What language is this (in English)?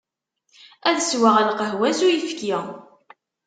Kabyle